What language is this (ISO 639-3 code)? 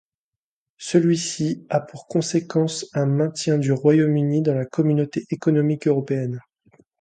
fra